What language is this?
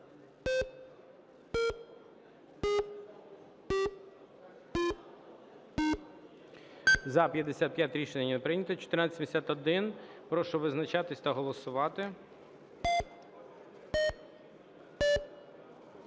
Ukrainian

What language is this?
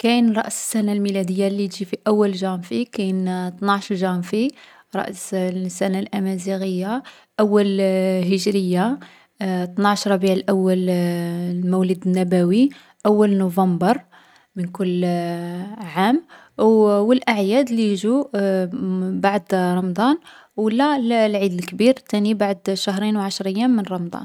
Algerian Arabic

